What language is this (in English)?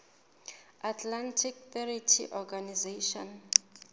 Southern Sotho